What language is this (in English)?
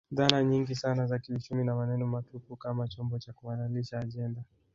Swahili